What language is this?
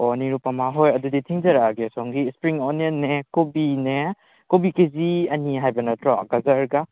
Manipuri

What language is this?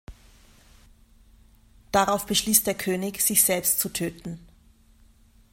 German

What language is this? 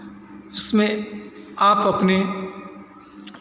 Hindi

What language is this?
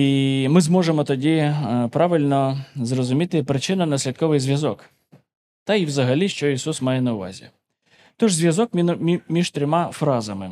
Ukrainian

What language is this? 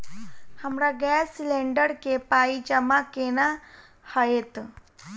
Maithili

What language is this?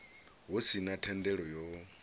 Venda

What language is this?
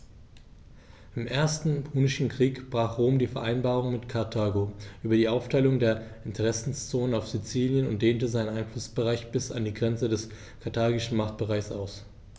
German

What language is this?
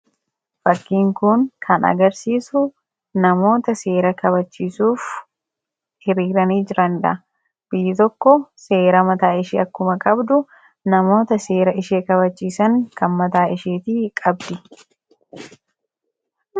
Oromo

